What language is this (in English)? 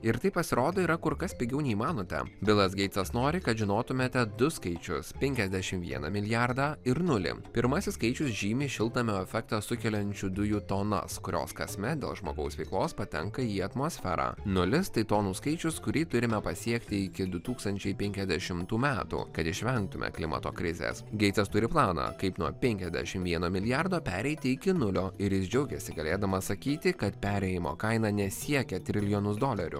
Lithuanian